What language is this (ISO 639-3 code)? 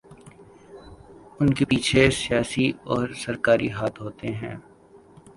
urd